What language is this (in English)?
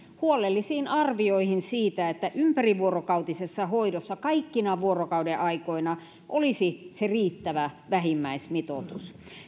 Finnish